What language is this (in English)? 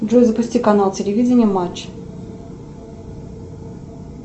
Russian